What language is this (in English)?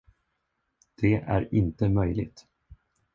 Swedish